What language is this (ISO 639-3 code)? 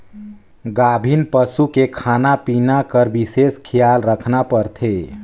hne